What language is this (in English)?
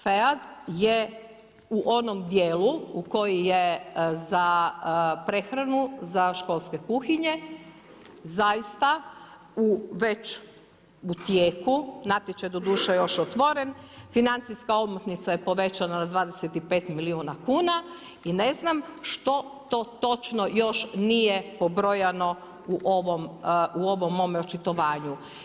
Croatian